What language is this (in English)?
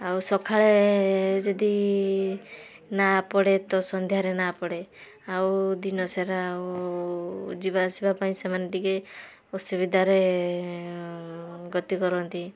Odia